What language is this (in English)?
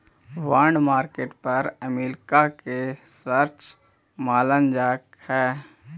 Magahi